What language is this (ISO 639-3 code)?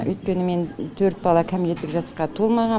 kaz